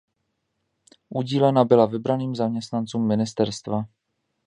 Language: Czech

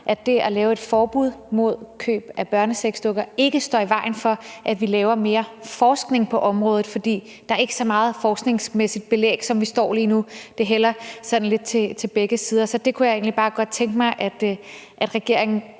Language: Danish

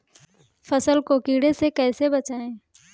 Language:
Hindi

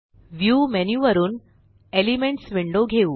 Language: Marathi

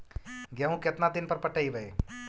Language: Magahi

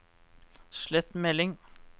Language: Norwegian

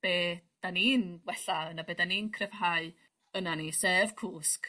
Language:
Welsh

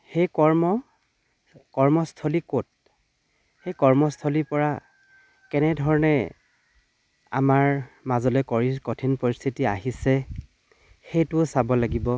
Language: Assamese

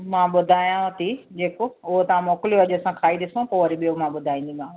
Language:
Sindhi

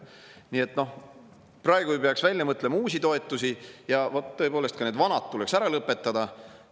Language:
Estonian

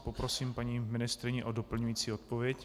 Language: Czech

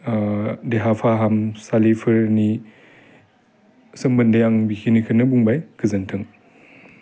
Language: Bodo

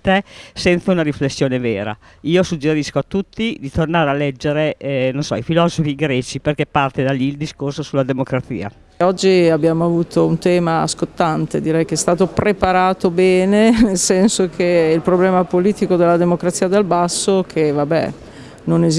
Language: Italian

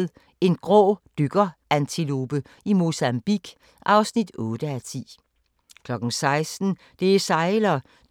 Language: Danish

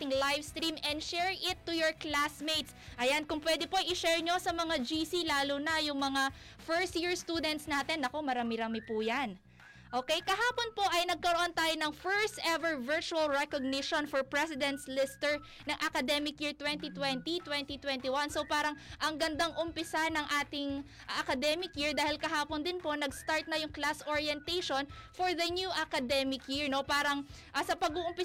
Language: Filipino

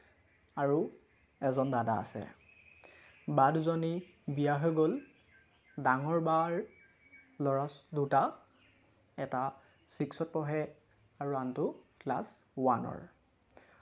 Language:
Assamese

